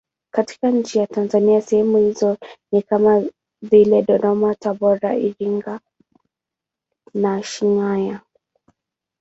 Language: Swahili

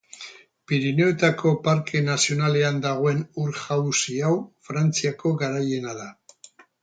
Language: Basque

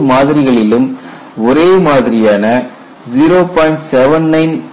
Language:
Tamil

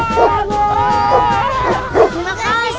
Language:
Indonesian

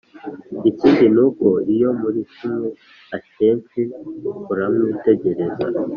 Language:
Kinyarwanda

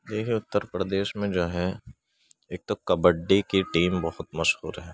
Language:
Urdu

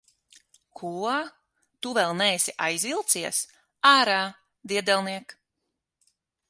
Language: Latvian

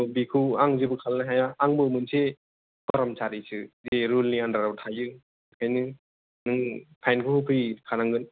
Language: Bodo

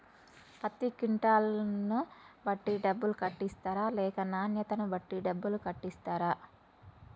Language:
Telugu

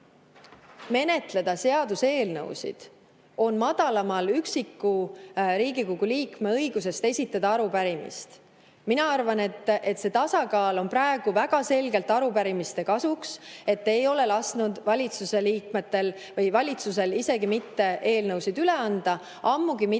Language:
Estonian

